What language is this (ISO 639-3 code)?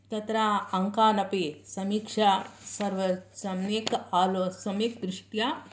san